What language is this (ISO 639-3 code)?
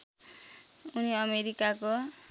nep